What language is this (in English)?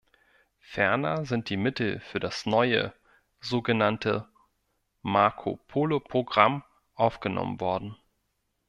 German